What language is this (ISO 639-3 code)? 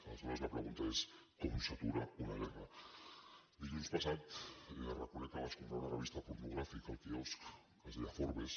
cat